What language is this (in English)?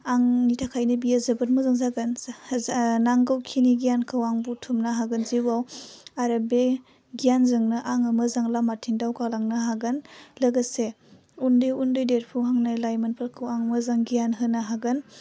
Bodo